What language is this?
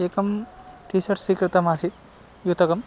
Sanskrit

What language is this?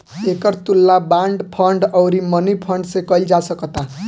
Bhojpuri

